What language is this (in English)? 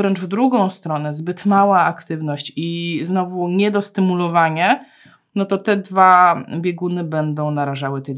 Polish